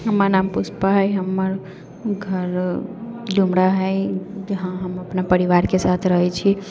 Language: Maithili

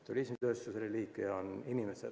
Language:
Estonian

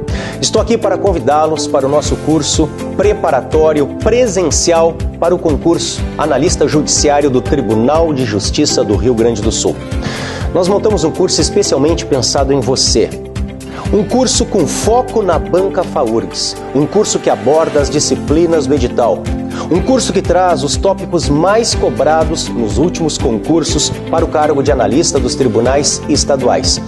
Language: Portuguese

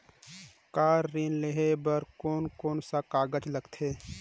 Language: Chhattisgarhi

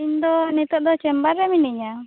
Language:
Santali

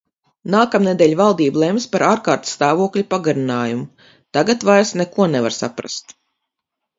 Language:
Latvian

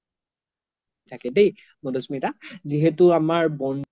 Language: Assamese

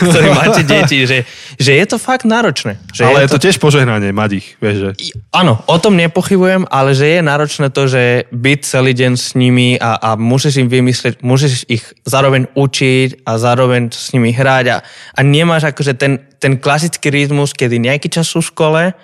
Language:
Slovak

